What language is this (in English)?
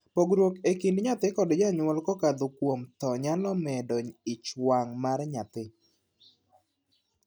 Luo (Kenya and Tanzania)